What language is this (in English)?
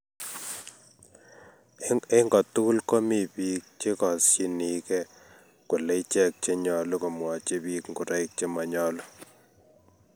Kalenjin